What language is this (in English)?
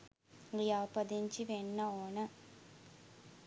Sinhala